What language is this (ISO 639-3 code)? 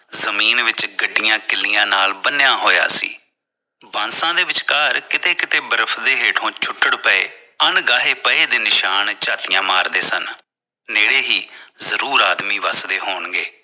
pan